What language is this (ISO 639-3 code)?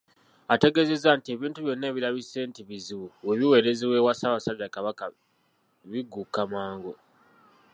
lug